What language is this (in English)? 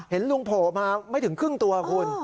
Thai